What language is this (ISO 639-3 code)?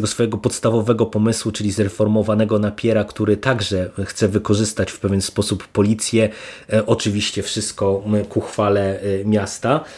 pol